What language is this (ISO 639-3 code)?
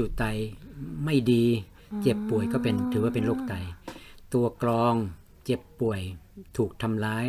tha